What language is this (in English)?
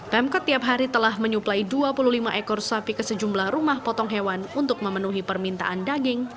Indonesian